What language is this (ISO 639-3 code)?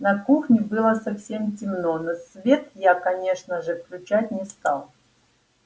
rus